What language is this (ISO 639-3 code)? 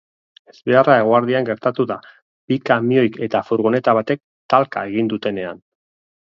eus